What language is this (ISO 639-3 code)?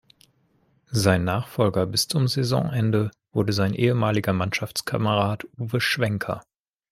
deu